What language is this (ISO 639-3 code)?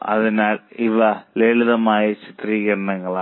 mal